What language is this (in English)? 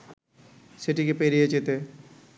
Bangla